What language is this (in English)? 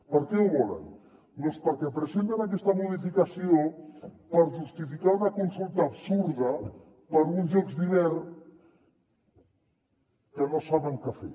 Catalan